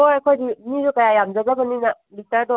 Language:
Manipuri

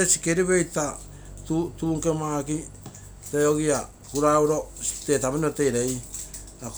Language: Terei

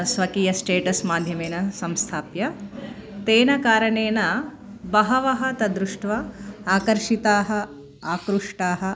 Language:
Sanskrit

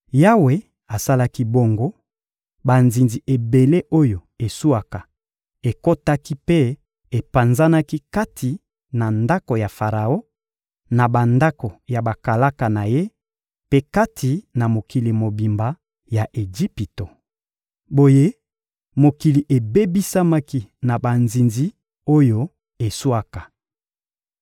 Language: Lingala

